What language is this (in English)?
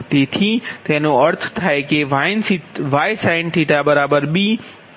Gujarati